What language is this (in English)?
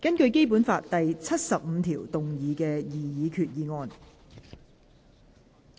Cantonese